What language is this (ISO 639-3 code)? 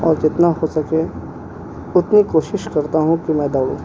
urd